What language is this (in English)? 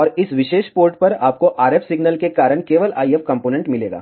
Hindi